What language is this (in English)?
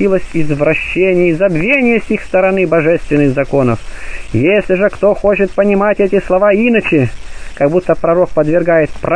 Russian